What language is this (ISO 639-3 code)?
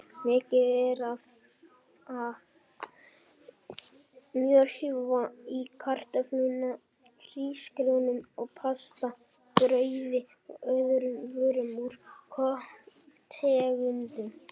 isl